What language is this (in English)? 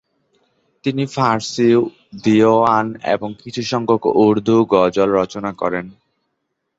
Bangla